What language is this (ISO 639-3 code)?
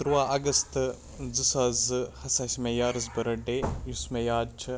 kas